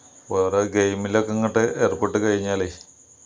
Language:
Malayalam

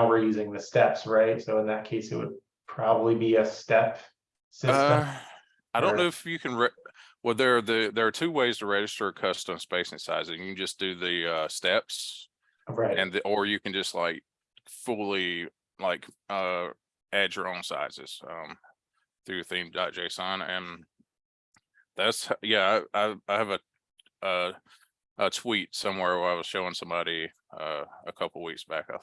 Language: English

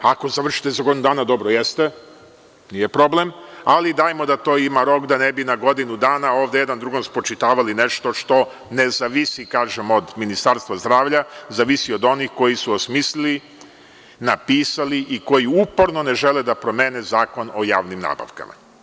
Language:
Serbian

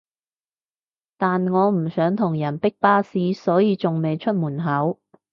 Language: Cantonese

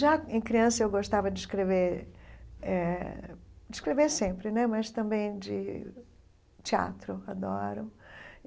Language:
Portuguese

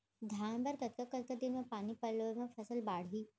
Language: Chhattisgarhi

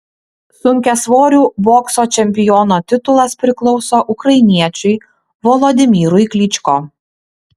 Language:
Lithuanian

